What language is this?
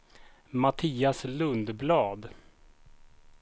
Swedish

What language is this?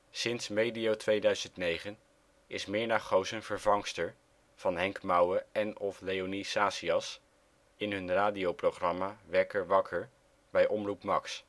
Dutch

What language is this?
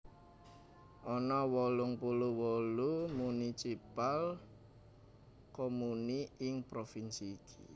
Javanese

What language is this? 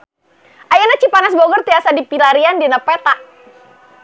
Sundanese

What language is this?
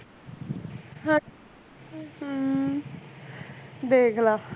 Punjabi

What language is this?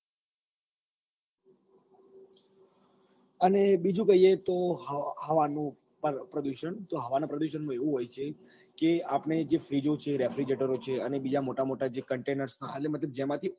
Gujarati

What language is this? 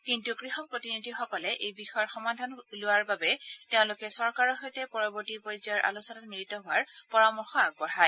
Assamese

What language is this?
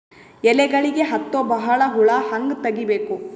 Kannada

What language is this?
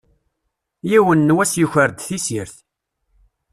Kabyle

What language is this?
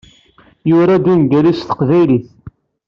Kabyle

